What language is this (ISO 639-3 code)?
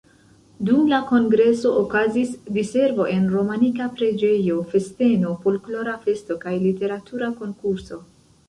epo